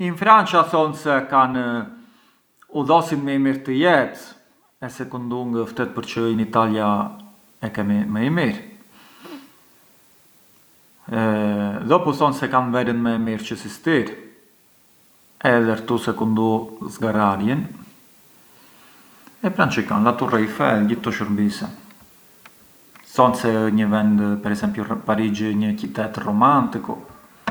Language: Arbëreshë Albanian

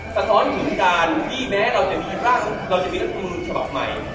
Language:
Thai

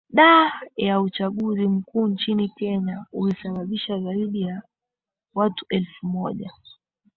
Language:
Swahili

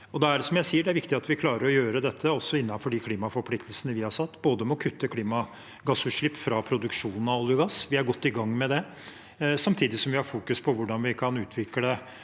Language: Norwegian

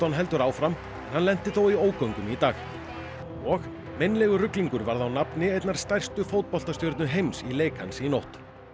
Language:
Icelandic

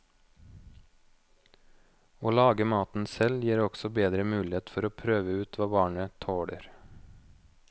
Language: Norwegian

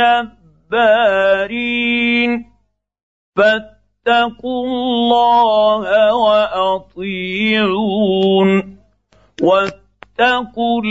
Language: Arabic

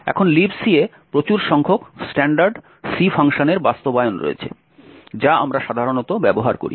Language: Bangla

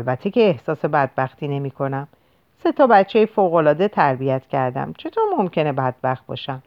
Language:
Persian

